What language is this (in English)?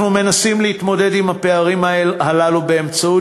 Hebrew